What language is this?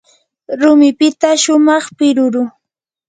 Yanahuanca Pasco Quechua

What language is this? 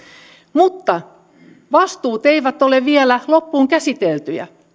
Finnish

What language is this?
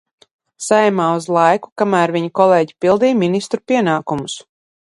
Latvian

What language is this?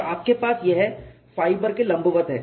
Hindi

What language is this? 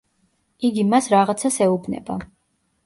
Georgian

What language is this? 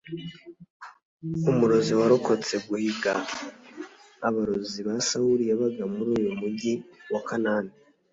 Kinyarwanda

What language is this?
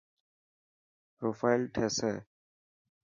Dhatki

